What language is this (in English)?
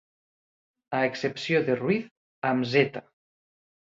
Catalan